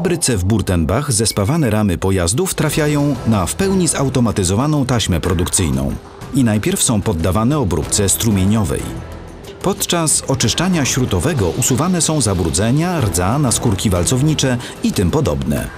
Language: Polish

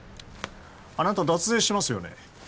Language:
Japanese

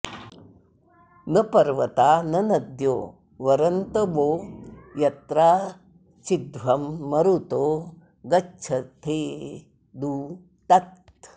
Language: Sanskrit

